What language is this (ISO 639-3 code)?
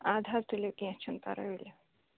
kas